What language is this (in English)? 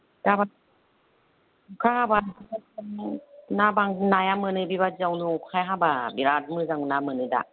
Bodo